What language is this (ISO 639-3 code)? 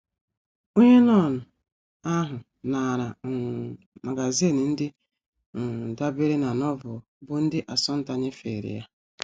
ibo